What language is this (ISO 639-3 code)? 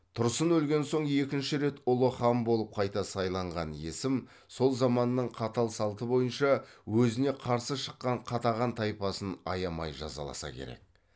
kaz